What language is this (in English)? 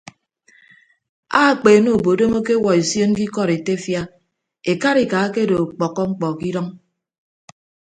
Ibibio